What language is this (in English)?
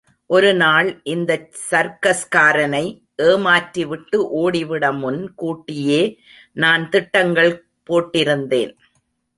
Tamil